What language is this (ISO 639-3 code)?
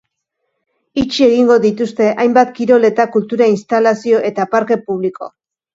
eus